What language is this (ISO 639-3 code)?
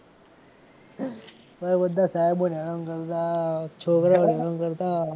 guj